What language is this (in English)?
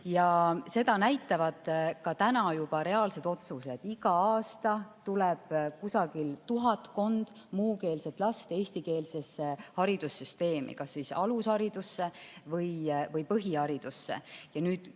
Estonian